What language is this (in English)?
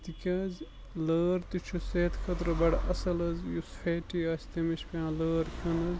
Kashmiri